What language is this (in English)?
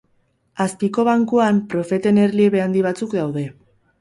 Basque